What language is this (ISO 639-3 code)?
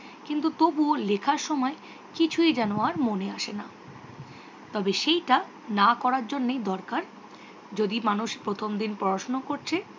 ben